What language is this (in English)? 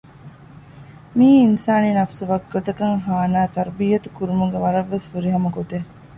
Divehi